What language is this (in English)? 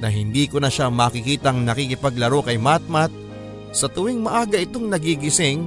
Filipino